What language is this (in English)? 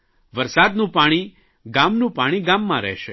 Gujarati